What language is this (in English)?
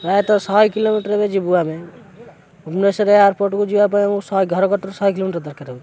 Odia